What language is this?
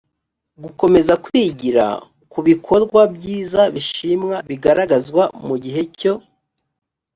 Kinyarwanda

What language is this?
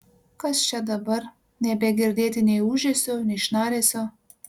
Lithuanian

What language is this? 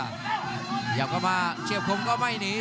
Thai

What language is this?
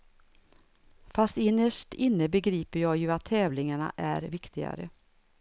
Swedish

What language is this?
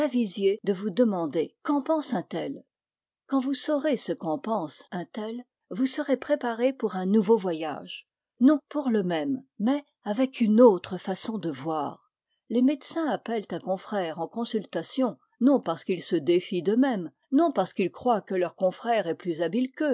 French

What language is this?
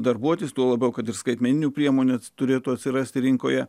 Lithuanian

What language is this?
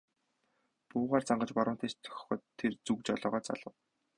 Mongolian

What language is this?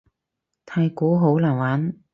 Cantonese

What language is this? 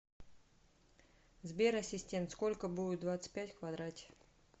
Russian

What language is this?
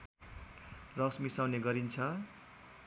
Nepali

